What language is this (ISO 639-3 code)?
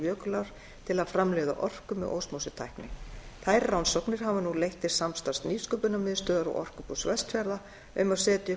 isl